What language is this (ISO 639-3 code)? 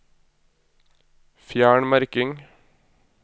nor